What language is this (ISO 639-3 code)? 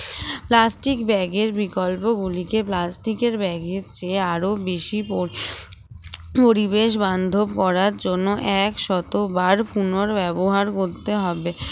ben